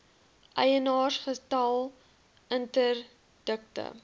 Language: Afrikaans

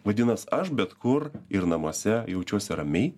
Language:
Lithuanian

